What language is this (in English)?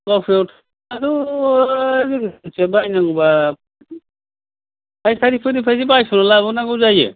Bodo